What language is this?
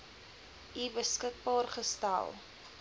Afrikaans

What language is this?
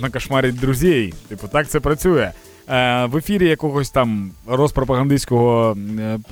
Ukrainian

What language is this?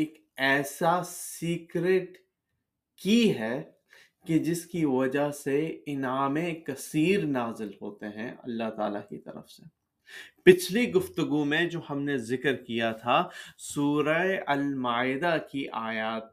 Urdu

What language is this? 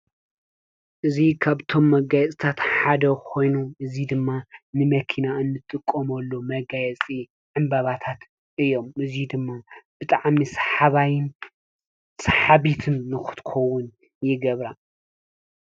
Tigrinya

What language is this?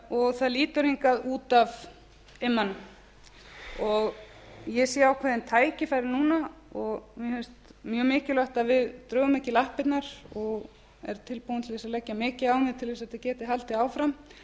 Icelandic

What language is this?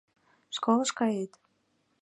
Mari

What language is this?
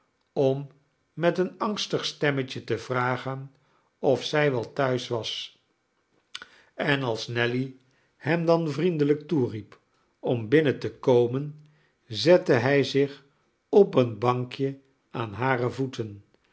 Dutch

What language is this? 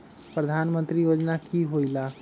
Magahi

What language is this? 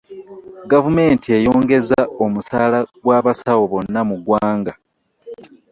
Ganda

